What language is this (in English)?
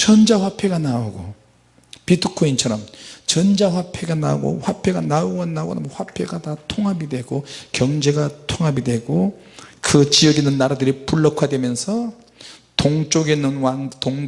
Korean